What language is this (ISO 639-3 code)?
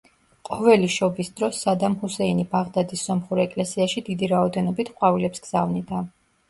kat